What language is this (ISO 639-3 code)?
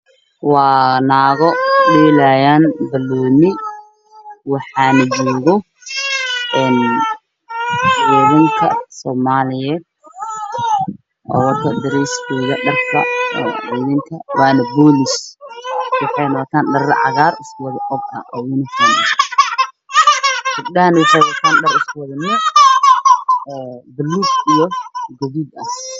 som